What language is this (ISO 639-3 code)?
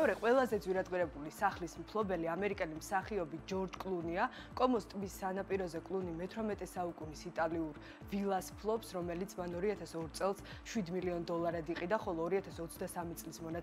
ron